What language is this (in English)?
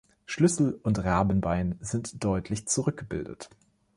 German